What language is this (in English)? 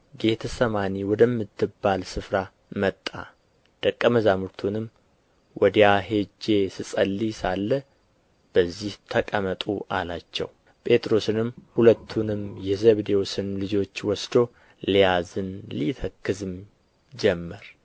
Amharic